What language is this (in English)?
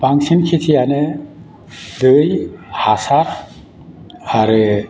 Bodo